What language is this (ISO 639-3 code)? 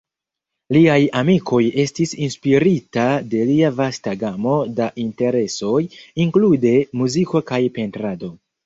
epo